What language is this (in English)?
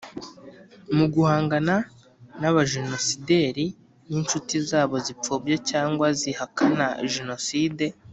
Kinyarwanda